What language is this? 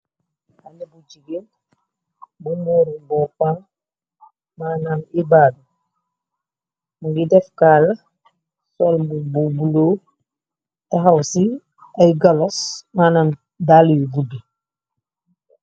Wolof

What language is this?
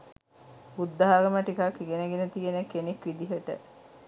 Sinhala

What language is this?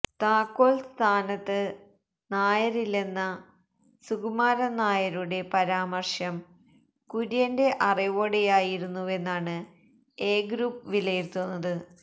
Malayalam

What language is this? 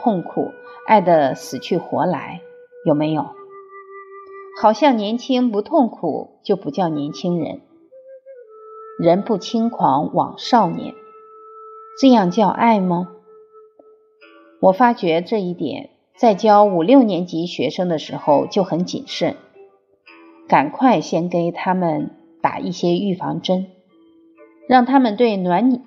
Chinese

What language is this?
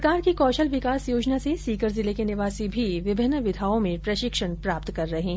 Hindi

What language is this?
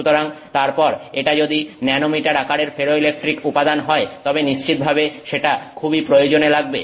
Bangla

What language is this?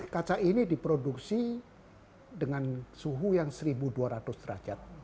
Indonesian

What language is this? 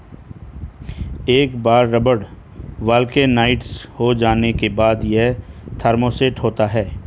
Hindi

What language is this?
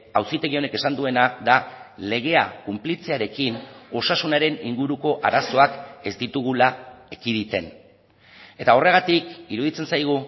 Basque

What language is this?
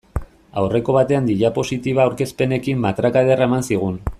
Basque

